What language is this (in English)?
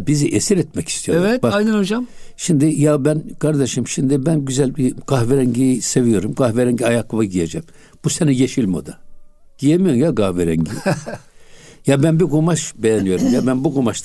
Turkish